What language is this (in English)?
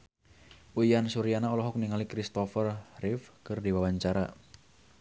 Sundanese